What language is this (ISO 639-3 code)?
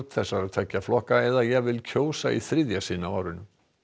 isl